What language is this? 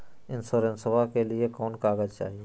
Magahi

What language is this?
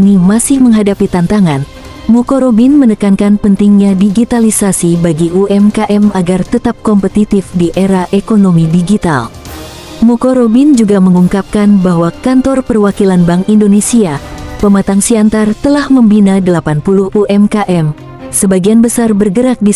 Indonesian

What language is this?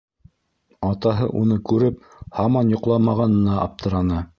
Bashkir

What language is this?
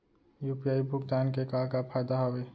Chhattisgarhi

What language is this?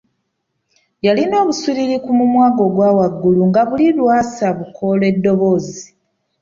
Ganda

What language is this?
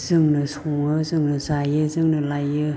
Bodo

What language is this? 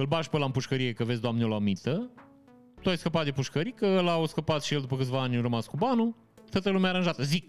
Romanian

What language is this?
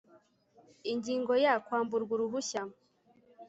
Kinyarwanda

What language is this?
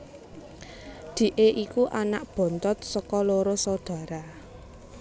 Javanese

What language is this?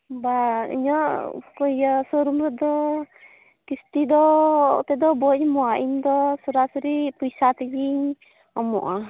Santali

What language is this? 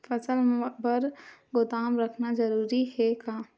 Chhattisgarhi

